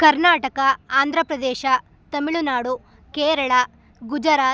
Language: Kannada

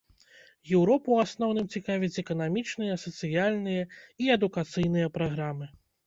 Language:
Belarusian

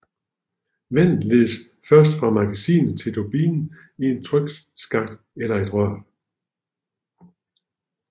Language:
Danish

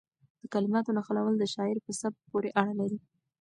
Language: Pashto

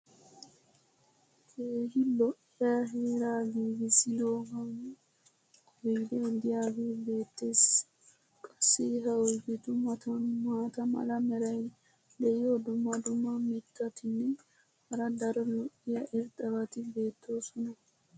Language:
Wolaytta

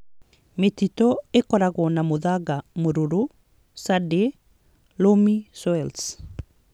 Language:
Kikuyu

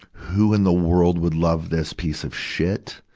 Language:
English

